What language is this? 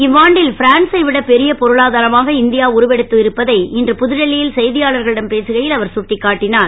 Tamil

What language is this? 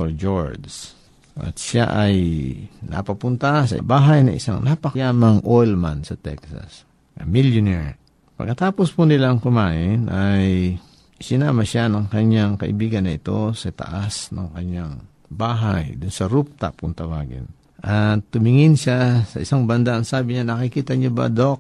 Filipino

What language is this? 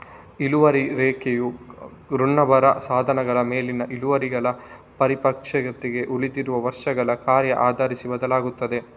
Kannada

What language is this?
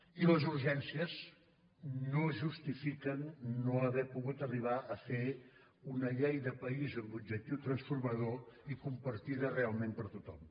Catalan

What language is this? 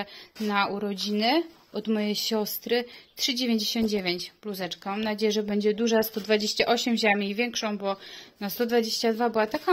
Polish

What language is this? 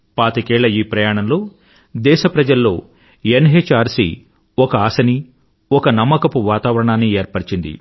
Telugu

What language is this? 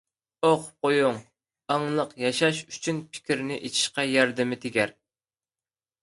Uyghur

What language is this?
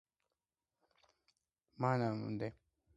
Georgian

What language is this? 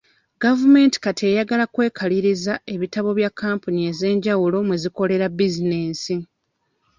Ganda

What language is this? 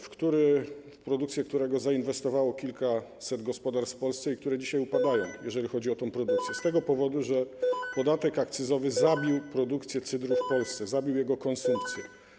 Polish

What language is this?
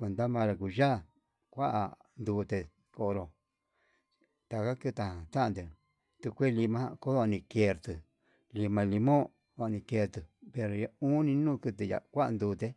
Yutanduchi Mixtec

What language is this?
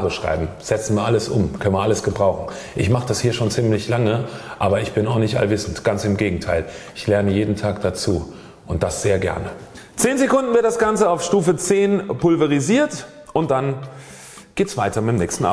German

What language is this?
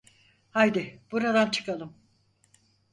Turkish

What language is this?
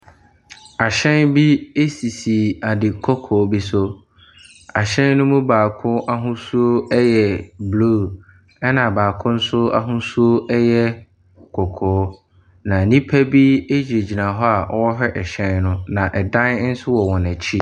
Akan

